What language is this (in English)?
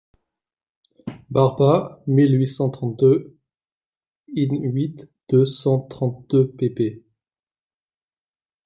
French